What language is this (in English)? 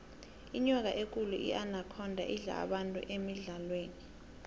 South Ndebele